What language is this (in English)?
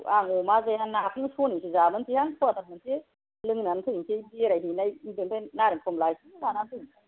Bodo